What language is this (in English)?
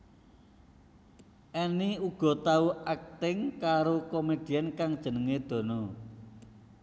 Javanese